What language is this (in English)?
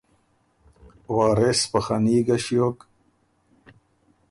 Ormuri